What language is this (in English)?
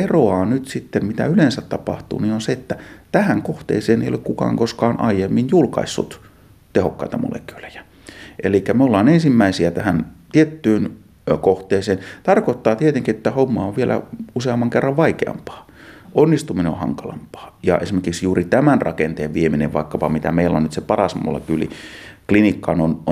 Finnish